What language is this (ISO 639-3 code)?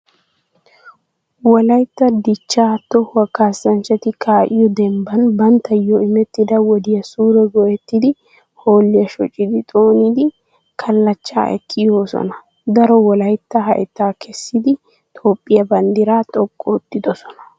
wal